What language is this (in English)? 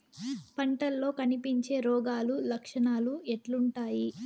Telugu